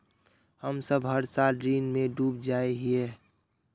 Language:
Magahi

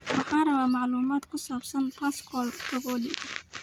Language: Somali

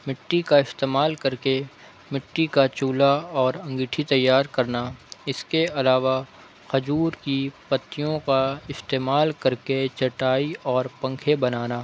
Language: Urdu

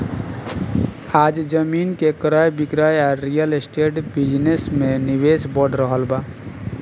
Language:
Bhojpuri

